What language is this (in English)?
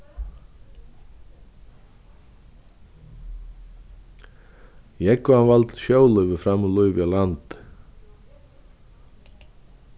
Faroese